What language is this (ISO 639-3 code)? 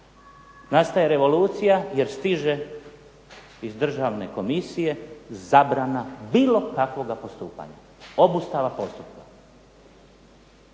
hrv